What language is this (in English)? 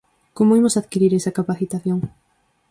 Galician